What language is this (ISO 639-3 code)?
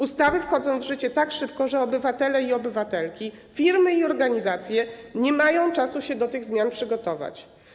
pol